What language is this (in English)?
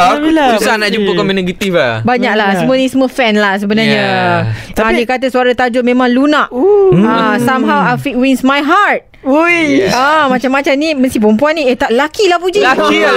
Malay